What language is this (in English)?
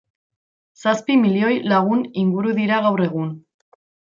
Basque